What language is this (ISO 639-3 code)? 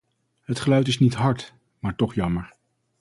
nld